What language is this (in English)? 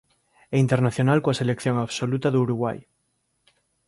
Galician